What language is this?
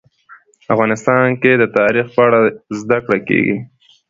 Pashto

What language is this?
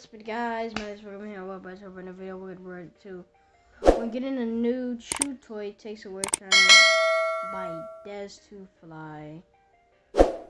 English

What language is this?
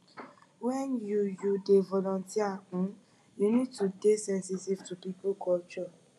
Nigerian Pidgin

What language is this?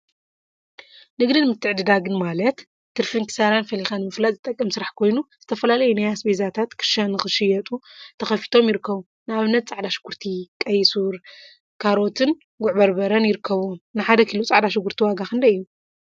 Tigrinya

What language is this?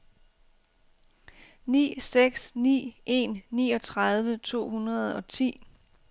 Danish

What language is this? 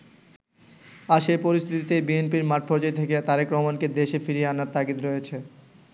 Bangla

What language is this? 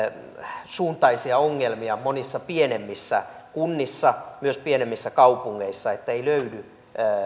Finnish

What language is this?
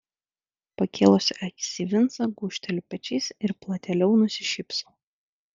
Lithuanian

